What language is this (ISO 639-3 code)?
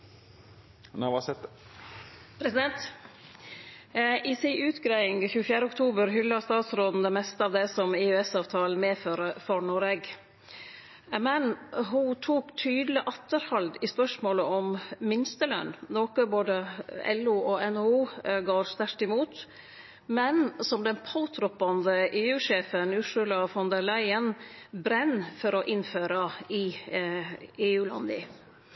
nno